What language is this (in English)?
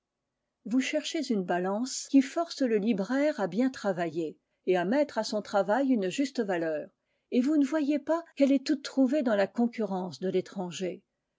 French